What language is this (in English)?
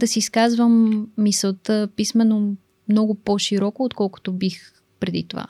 Bulgarian